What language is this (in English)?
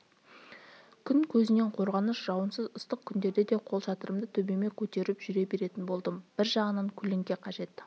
Kazakh